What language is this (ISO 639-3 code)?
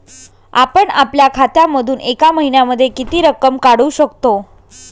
mar